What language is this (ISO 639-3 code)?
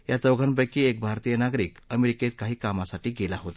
mar